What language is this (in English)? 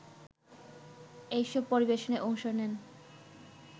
Bangla